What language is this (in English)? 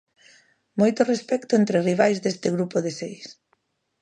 Galician